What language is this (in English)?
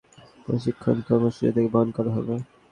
Bangla